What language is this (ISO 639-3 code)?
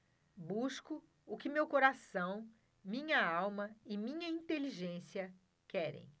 por